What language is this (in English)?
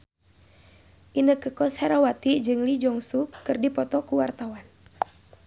Sundanese